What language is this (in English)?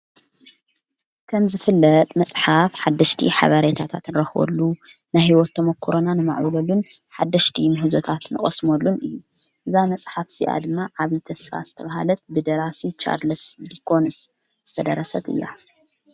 Tigrinya